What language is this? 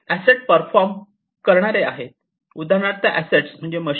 Marathi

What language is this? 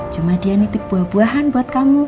Indonesian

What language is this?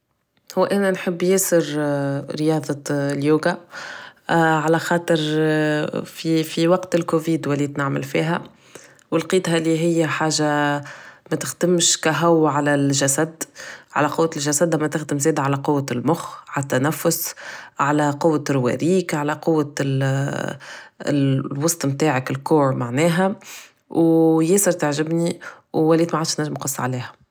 Tunisian Arabic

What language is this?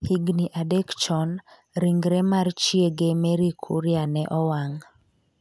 Luo (Kenya and Tanzania)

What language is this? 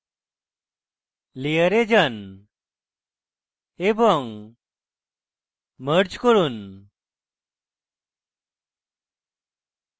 Bangla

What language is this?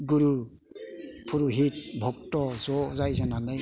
Bodo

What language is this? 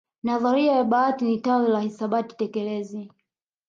Swahili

